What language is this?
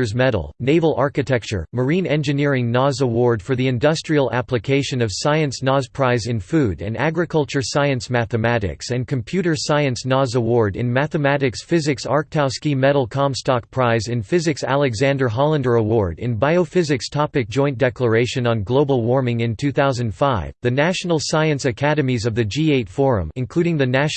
English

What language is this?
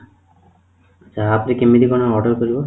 Odia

